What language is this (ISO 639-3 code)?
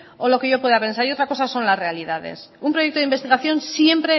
spa